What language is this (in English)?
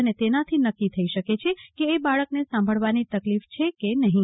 Gujarati